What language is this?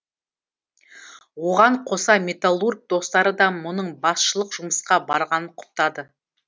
Kazakh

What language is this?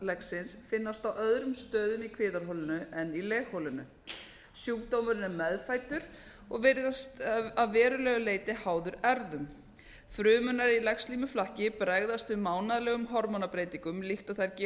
Icelandic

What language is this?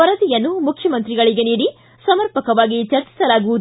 Kannada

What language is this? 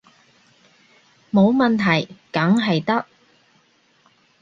Cantonese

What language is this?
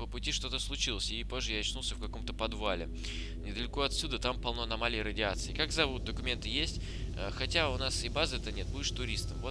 Russian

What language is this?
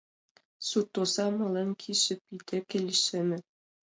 Mari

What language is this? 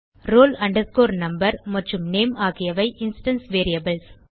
Tamil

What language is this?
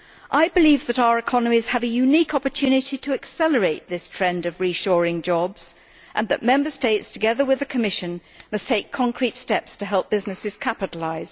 English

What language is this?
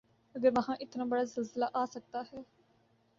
Urdu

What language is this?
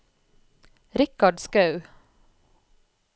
Norwegian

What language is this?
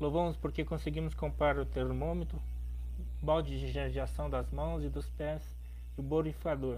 Portuguese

